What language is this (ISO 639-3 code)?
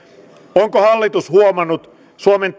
fin